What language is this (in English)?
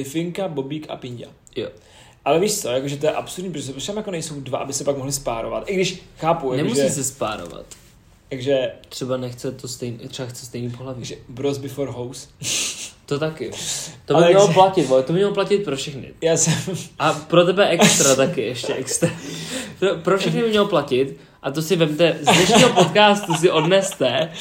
Czech